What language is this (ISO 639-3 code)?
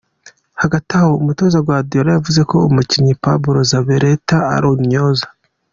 kin